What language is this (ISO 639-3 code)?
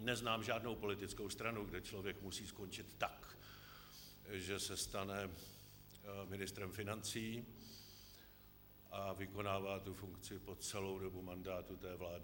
ces